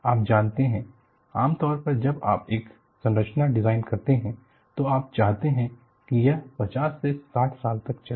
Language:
Hindi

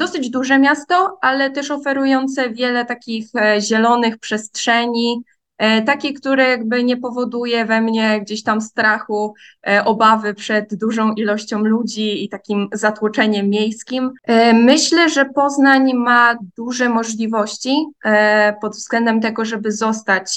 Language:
Polish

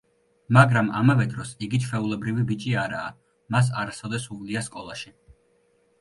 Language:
Georgian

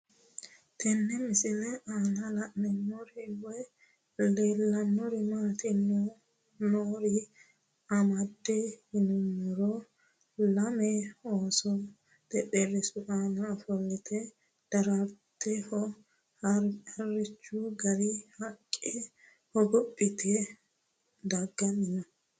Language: Sidamo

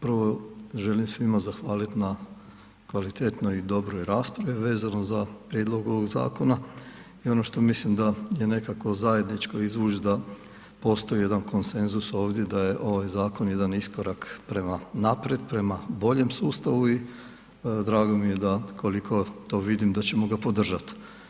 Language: Croatian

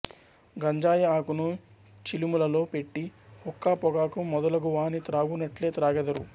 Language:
Telugu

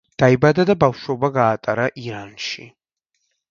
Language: Georgian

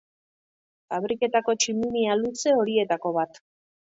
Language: Basque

